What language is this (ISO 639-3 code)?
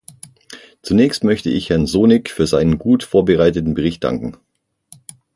deu